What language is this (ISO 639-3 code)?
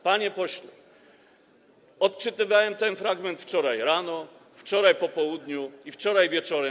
pol